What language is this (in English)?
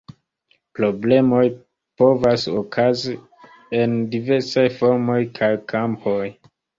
Esperanto